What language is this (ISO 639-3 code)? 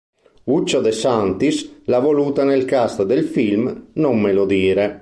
ita